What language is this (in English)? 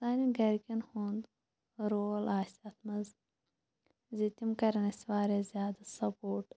Kashmiri